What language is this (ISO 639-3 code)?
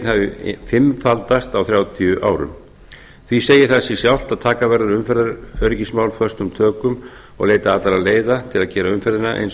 isl